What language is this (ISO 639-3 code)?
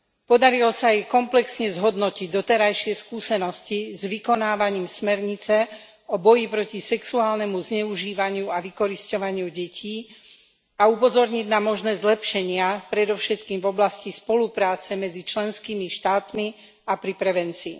slk